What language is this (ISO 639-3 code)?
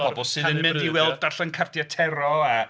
cym